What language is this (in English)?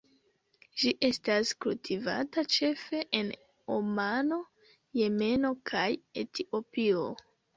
Esperanto